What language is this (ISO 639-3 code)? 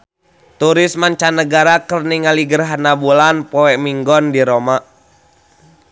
sun